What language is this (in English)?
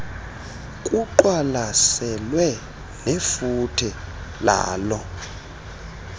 Xhosa